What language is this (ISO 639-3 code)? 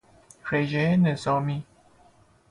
fas